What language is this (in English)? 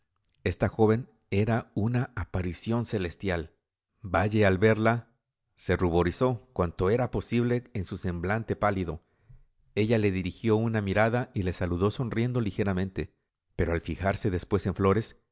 Spanish